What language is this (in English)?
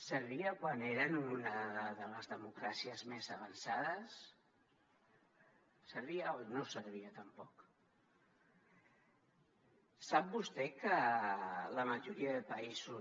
Catalan